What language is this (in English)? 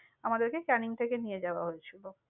Bangla